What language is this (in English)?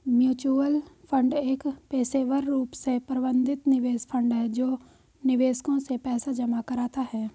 Hindi